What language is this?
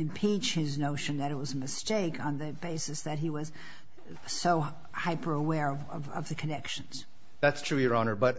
English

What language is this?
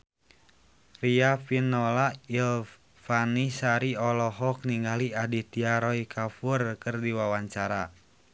Sundanese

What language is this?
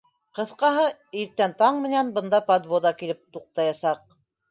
Bashkir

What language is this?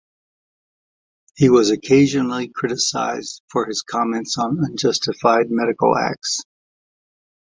English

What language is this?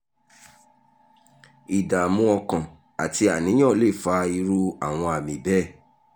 Yoruba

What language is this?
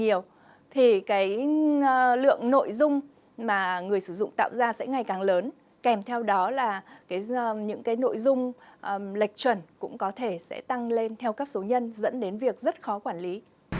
Vietnamese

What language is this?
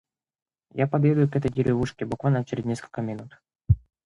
Russian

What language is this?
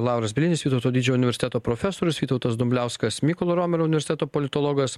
Lithuanian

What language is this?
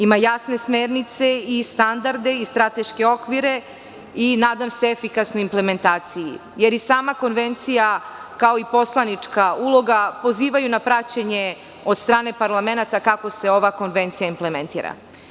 Serbian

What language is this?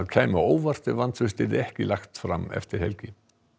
Icelandic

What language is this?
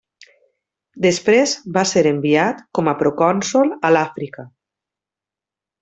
Catalan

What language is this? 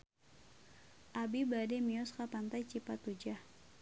Sundanese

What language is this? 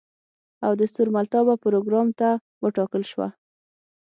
Pashto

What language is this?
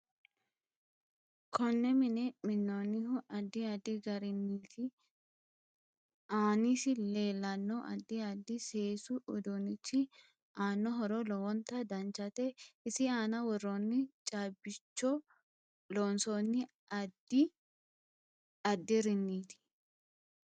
Sidamo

